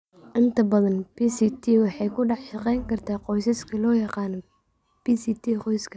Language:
Somali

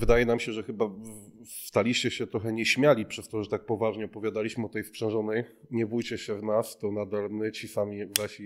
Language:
Polish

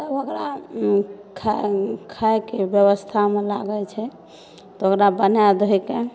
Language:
Maithili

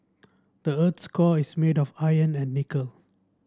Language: English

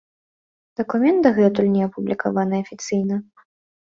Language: Belarusian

